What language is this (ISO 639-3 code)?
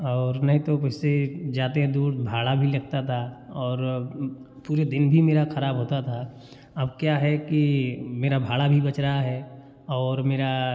hin